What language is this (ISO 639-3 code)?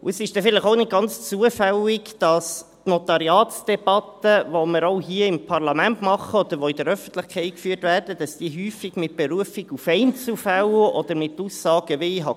gsw